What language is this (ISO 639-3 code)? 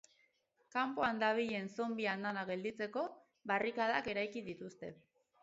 eus